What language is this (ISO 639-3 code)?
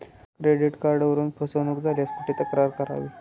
mar